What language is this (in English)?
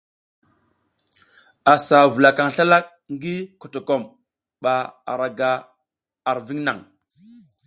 South Giziga